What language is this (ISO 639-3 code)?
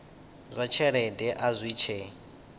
ven